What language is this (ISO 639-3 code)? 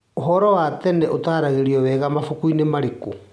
kik